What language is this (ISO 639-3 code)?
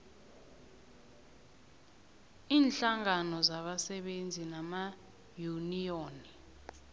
nbl